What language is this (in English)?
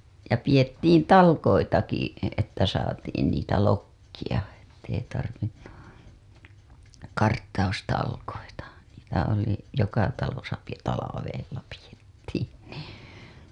Finnish